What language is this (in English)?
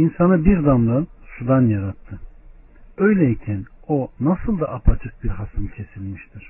Turkish